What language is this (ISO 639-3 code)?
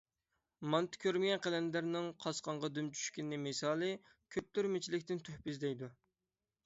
uig